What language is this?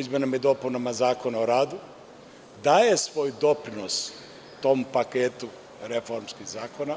Serbian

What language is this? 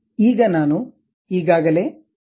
Kannada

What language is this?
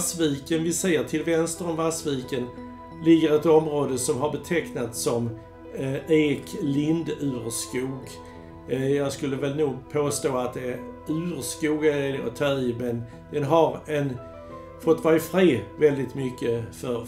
Swedish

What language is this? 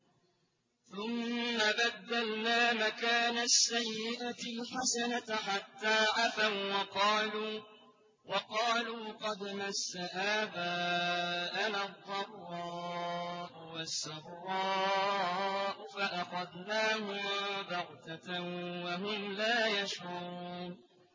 Arabic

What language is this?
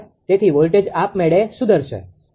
Gujarati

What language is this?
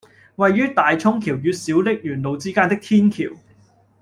Cantonese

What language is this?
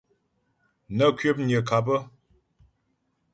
Ghomala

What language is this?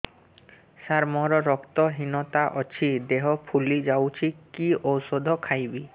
Odia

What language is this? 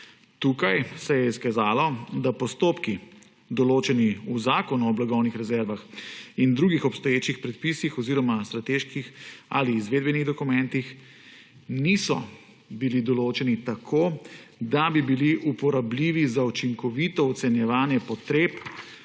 Slovenian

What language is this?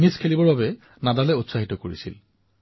Assamese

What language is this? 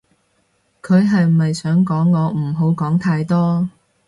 Cantonese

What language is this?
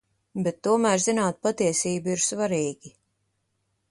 Latvian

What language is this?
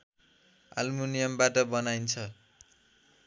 Nepali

